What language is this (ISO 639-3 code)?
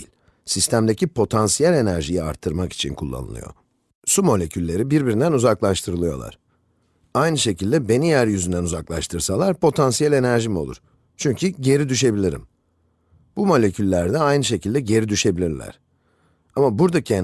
tur